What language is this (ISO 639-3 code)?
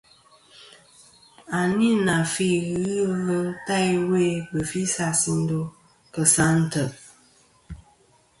bkm